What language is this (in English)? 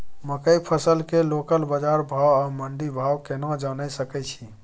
Maithili